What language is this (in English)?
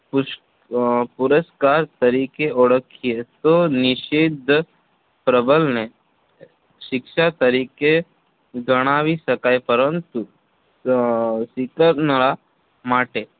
Gujarati